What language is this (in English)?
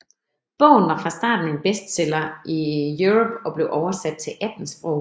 Danish